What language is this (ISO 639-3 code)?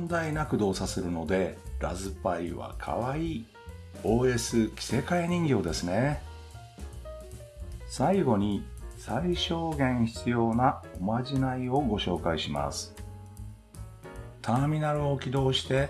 jpn